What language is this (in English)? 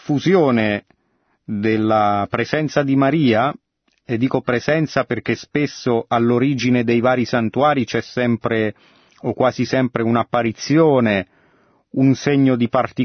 Italian